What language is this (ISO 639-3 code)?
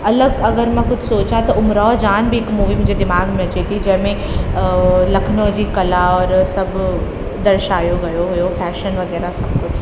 snd